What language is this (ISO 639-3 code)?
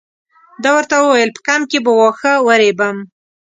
pus